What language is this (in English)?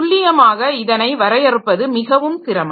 Tamil